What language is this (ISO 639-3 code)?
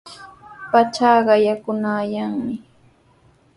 qws